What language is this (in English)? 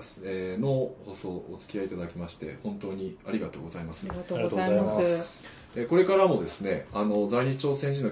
Japanese